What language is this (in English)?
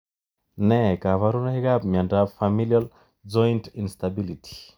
Kalenjin